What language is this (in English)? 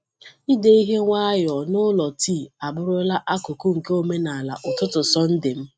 Igbo